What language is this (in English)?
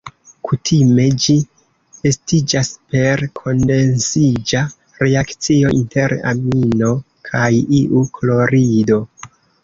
Esperanto